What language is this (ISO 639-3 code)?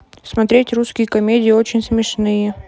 rus